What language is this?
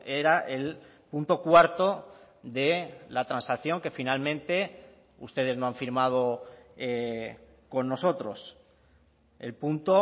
Spanish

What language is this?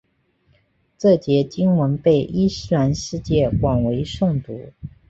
Chinese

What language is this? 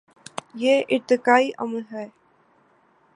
Urdu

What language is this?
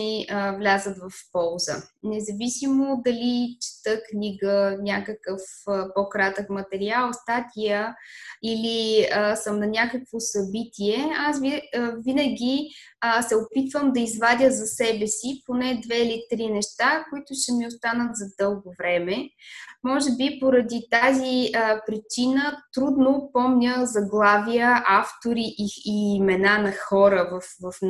Bulgarian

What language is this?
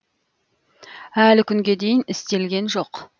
Kazakh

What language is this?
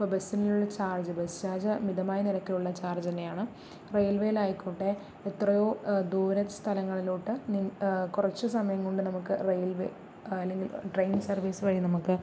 Malayalam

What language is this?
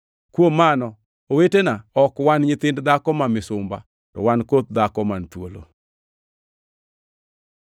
Luo (Kenya and Tanzania)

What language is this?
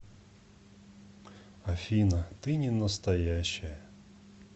Russian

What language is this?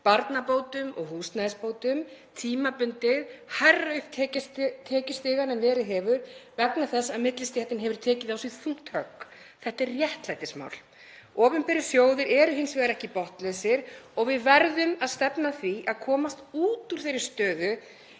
Icelandic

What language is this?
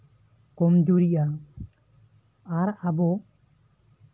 Santali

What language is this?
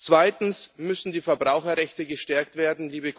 German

